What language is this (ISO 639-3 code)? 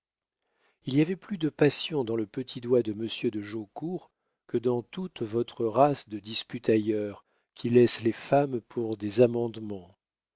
fra